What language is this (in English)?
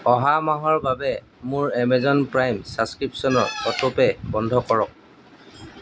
Assamese